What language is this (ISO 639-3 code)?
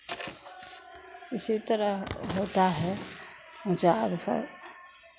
hin